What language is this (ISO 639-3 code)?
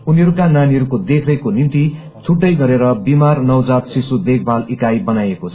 nep